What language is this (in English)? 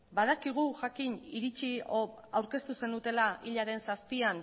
Basque